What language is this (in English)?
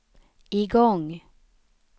Swedish